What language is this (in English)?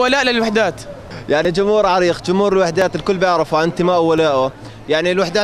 Arabic